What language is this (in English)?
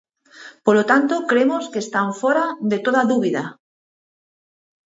Galician